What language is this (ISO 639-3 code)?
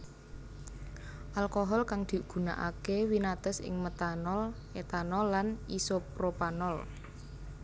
jav